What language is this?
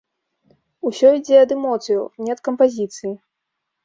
Belarusian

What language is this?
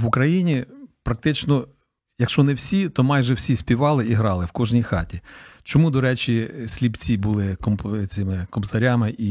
Ukrainian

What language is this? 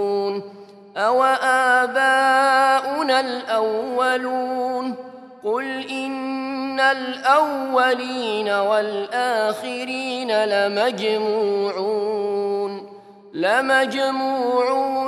Arabic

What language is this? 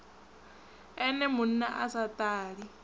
Venda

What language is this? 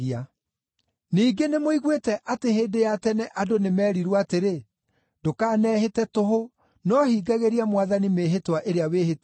Kikuyu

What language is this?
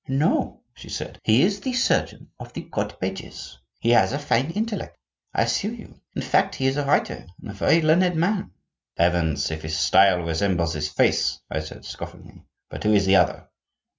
English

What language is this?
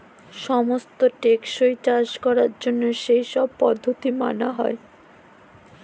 Bangla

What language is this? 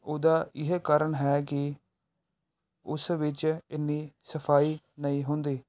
Punjabi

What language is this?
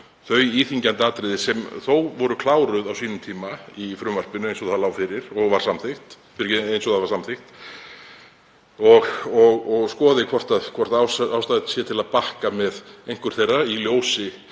Icelandic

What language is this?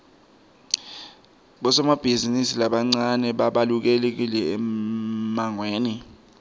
Swati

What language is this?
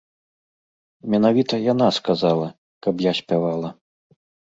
Belarusian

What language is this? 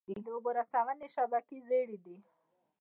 Pashto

